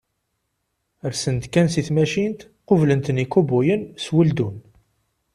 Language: Kabyle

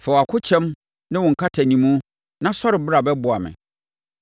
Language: Akan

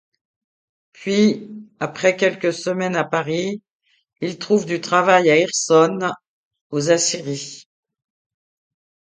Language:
French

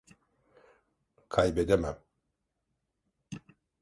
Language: Turkish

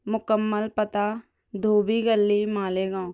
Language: Urdu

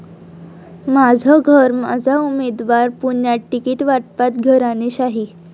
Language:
Marathi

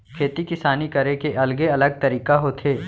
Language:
Chhattisgarhi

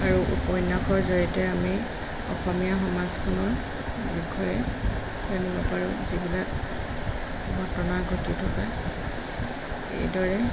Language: Assamese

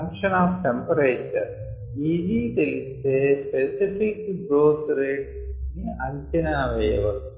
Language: Telugu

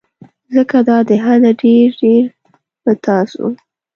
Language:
Pashto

